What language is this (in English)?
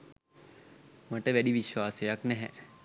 Sinhala